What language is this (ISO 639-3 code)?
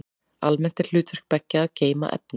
isl